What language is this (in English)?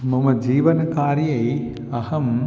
Sanskrit